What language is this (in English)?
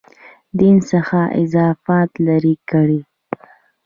Pashto